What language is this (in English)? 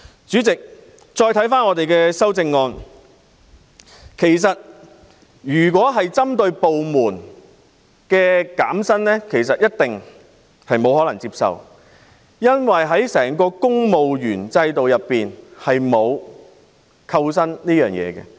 Cantonese